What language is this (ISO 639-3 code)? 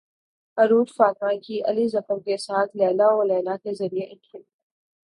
urd